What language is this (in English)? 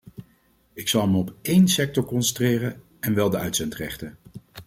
Dutch